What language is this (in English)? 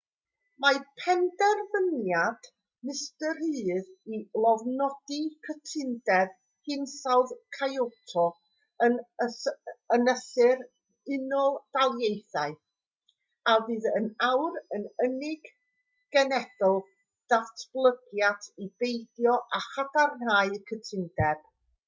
Welsh